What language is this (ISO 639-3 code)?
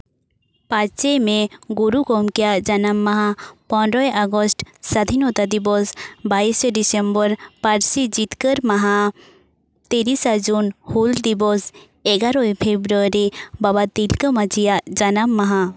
sat